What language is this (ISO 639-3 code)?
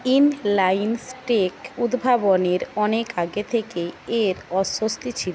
ben